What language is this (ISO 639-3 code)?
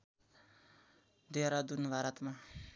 nep